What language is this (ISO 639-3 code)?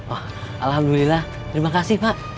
ind